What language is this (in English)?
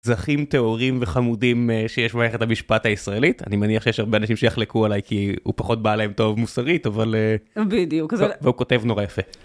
Hebrew